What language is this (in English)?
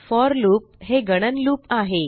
Marathi